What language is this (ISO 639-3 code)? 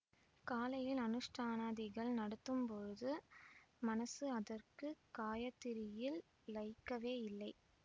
tam